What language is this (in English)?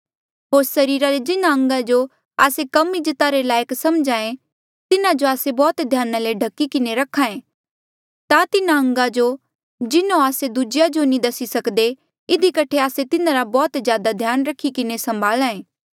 Mandeali